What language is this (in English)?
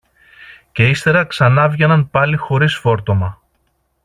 Greek